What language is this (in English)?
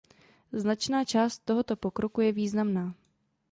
Czech